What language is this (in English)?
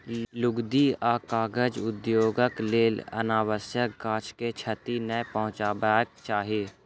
Maithili